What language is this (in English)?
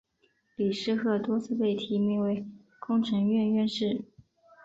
Chinese